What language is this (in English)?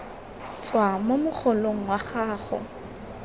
Tswana